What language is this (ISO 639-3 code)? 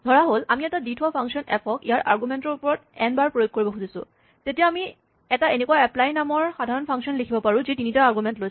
asm